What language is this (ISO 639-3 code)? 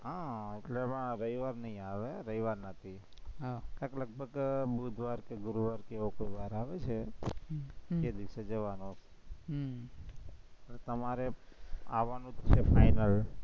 guj